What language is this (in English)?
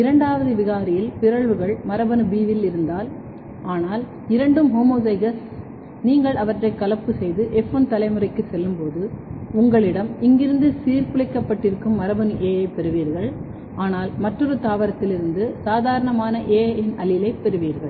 Tamil